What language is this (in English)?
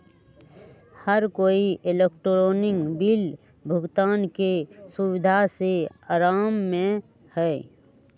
Magahi